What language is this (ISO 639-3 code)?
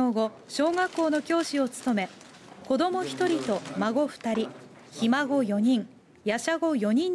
jpn